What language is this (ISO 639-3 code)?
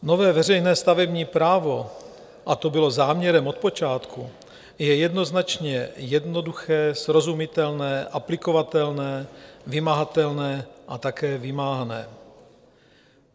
ces